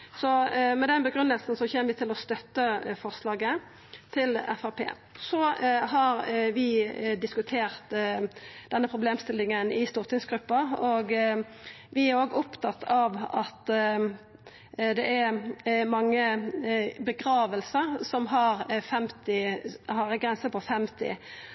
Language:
Norwegian Nynorsk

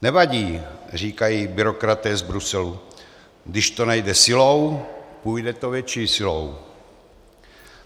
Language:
Czech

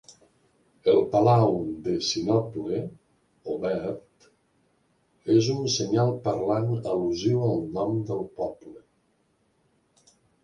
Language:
Catalan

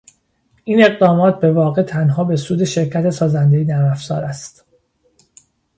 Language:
Persian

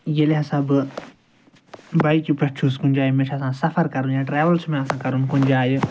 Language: Kashmiri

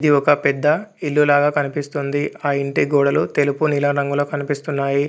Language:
Telugu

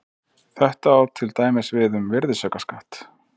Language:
Icelandic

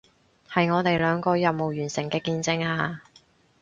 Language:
Cantonese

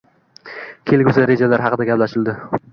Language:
Uzbek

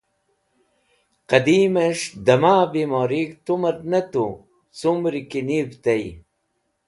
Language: Wakhi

